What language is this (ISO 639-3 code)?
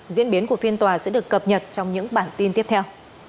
vie